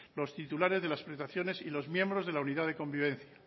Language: Spanish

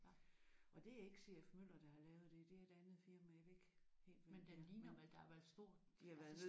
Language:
Danish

